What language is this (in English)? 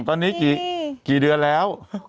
Thai